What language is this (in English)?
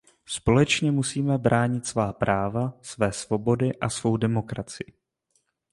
Czech